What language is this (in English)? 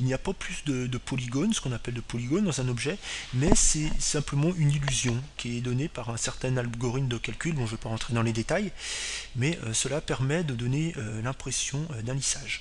French